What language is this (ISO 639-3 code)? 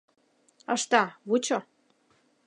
chm